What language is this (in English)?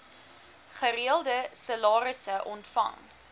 Afrikaans